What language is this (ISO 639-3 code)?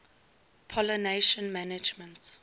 eng